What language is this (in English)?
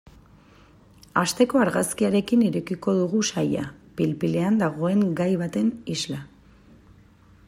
Basque